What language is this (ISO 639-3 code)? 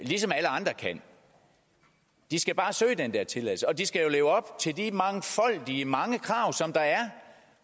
dan